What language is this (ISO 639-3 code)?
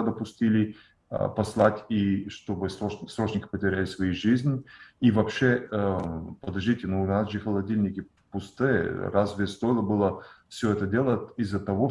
rus